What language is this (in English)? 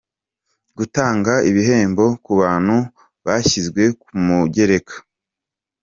Kinyarwanda